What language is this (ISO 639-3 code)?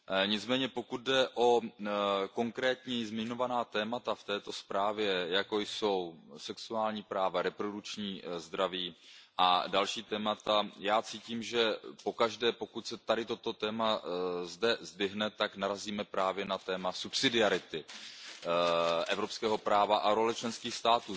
ces